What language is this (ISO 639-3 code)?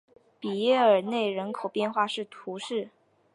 zho